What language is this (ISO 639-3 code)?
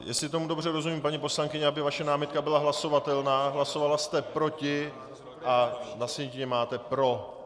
ces